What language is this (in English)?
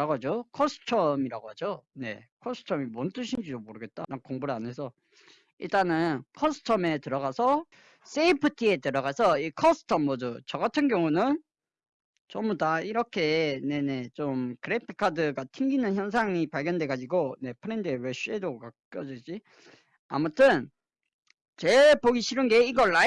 Korean